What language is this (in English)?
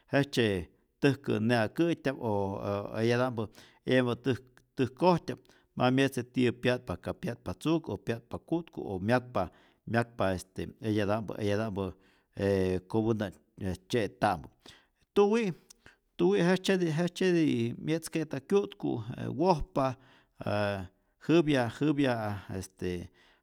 Rayón Zoque